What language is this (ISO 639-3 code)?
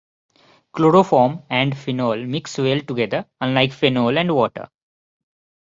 eng